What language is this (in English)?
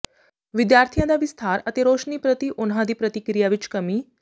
Punjabi